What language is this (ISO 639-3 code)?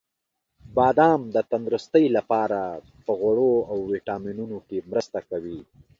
pus